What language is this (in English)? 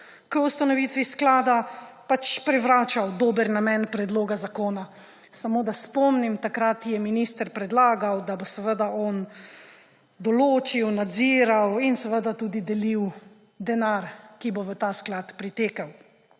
Slovenian